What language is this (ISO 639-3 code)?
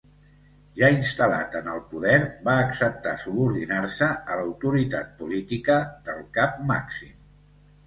cat